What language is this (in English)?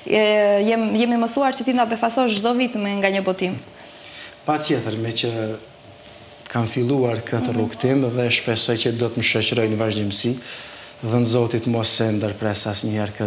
Romanian